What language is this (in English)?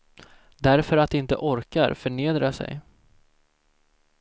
Swedish